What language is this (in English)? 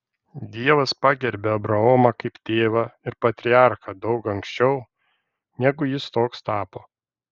Lithuanian